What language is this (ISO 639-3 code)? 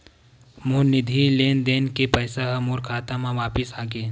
hne